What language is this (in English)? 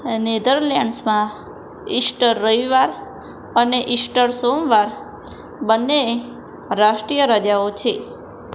Gujarati